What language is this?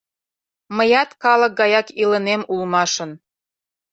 Mari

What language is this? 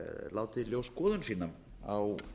Icelandic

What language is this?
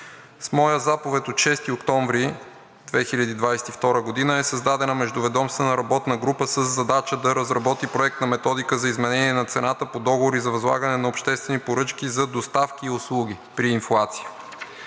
Bulgarian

